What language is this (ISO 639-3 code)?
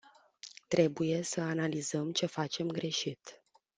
ron